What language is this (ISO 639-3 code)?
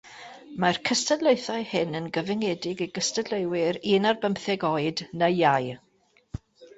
cym